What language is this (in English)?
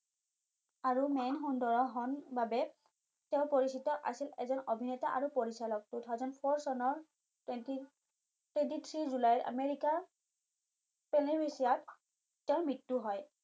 Assamese